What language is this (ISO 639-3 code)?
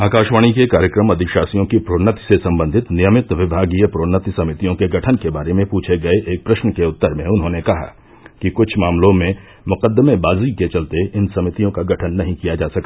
hin